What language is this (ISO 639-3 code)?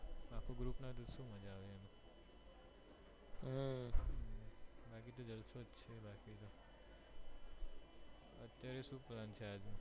guj